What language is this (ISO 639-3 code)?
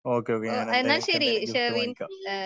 mal